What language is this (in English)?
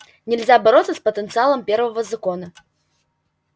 Russian